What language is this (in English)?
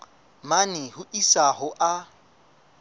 Southern Sotho